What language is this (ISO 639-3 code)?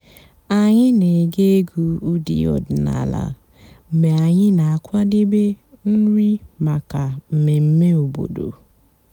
ibo